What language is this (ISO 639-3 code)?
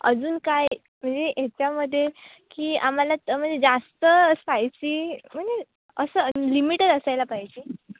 mar